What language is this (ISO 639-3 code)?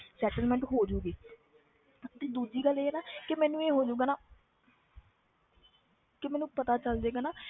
pan